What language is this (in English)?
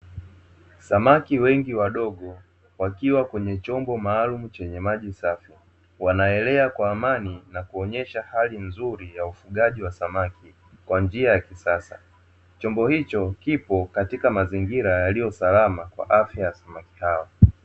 Swahili